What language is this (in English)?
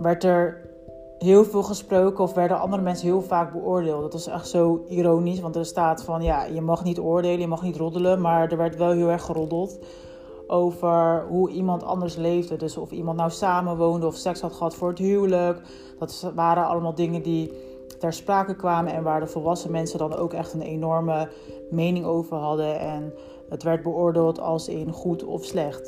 Dutch